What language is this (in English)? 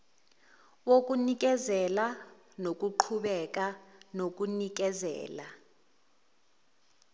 Zulu